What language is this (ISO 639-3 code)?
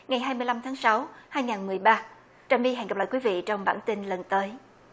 vie